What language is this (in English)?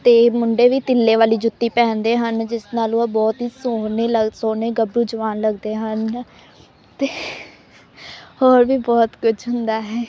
Punjabi